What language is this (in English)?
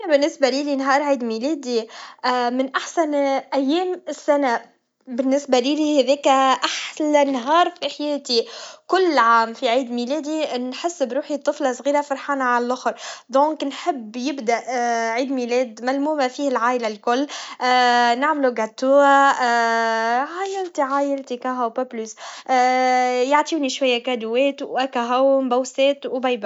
Tunisian Arabic